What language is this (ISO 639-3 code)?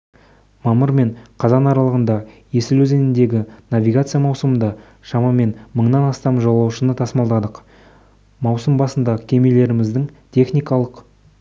kaz